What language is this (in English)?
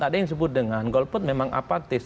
Indonesian